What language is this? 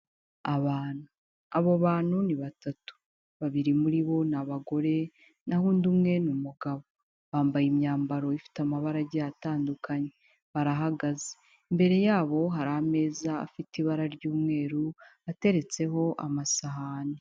Kinyarwanda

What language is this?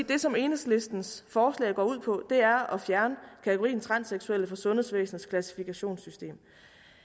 Danish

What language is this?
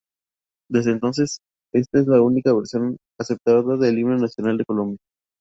Spanish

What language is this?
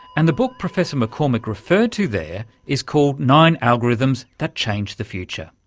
English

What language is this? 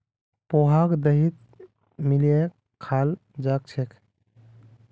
Magahi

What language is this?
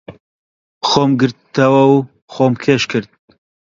Central Kurdish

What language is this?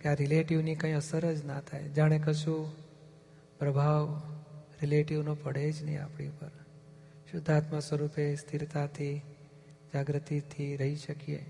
Gujarati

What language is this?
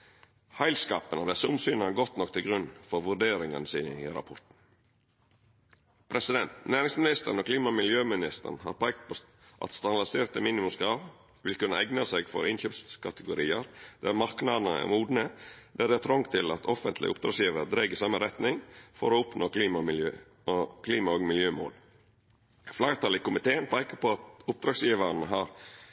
Norwegian Nynorsk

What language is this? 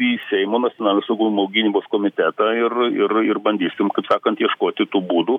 Lithuanian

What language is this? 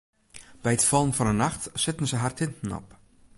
Western Frisian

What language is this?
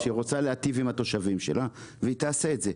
Hebrew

